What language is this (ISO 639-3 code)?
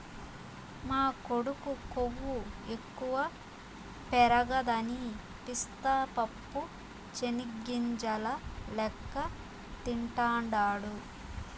tel